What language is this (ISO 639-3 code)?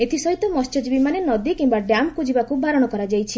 ori